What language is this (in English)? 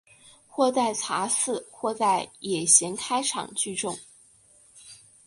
Chinese